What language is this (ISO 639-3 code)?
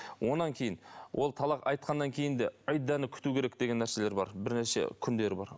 kaz